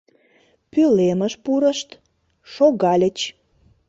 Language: Mari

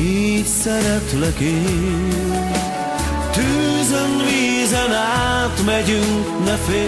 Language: Hungarian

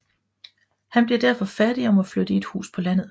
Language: Danish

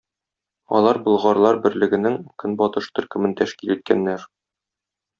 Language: Tatar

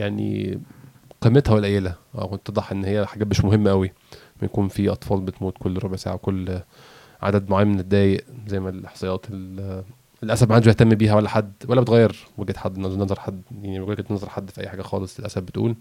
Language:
Arabic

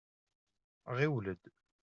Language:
Kabyle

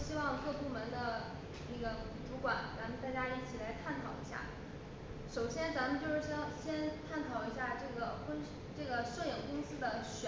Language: Chinese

